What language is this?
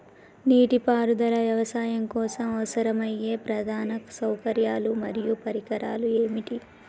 Telugu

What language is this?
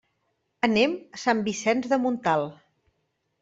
Catalan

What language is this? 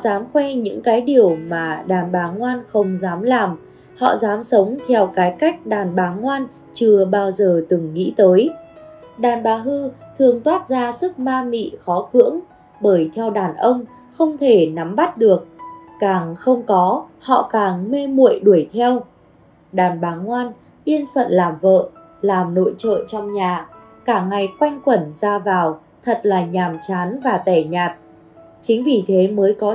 Vietnamese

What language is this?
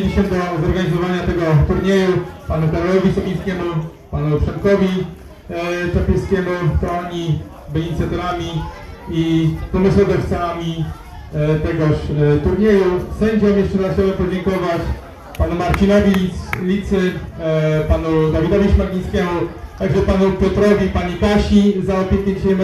Polish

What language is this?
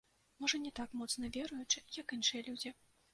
Belarusian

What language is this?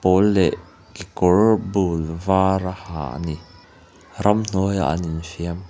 Mizo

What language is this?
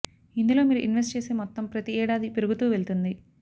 Telugu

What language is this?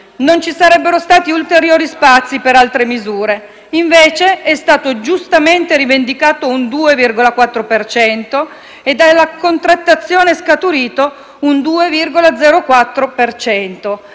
Italian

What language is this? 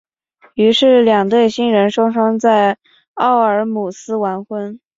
Chinese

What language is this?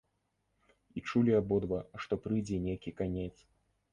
Belarusian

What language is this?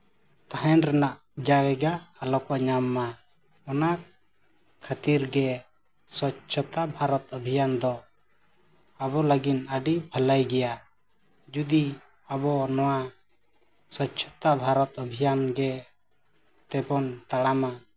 Santali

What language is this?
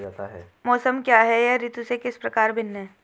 Hindi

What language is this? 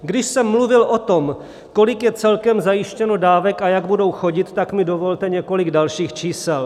Czech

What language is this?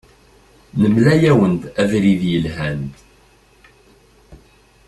Kabyle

